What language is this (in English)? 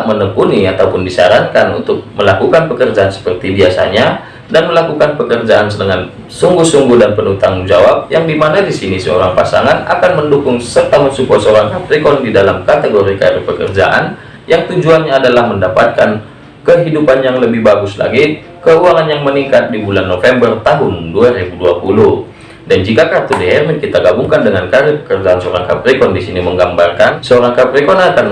Indonesian